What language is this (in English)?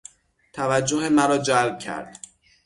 Persian